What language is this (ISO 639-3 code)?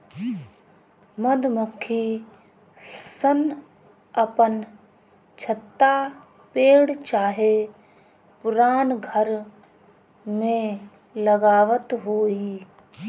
bho